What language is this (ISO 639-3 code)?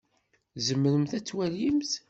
kab